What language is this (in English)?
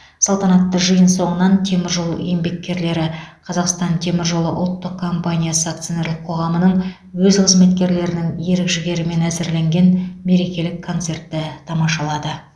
Kazakh